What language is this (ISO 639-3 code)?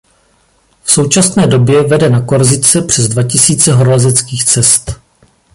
ces